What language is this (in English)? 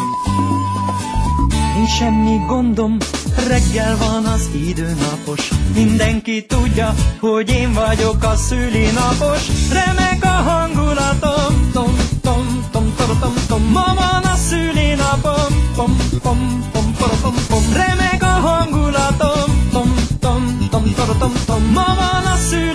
Hungarian